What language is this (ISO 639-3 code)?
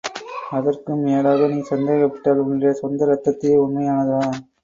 tam